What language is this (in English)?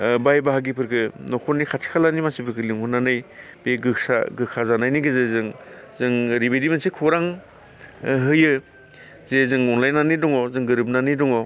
Bodo